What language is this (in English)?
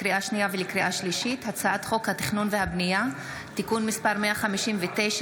Hebrew